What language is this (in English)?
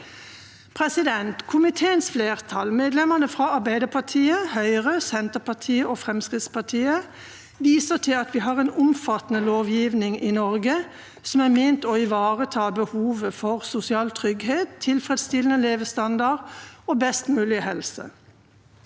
Norwegian